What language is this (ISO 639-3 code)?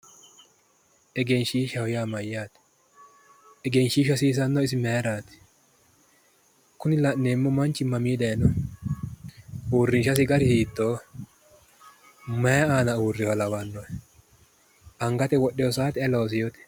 sid